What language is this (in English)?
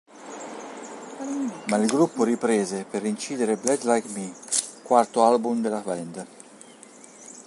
Italian